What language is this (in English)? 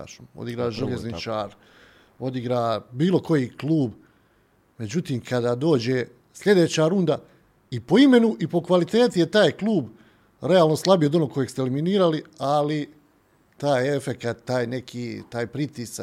Croatian